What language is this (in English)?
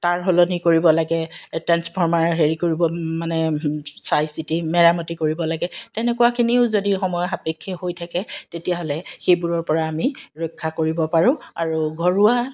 Assamese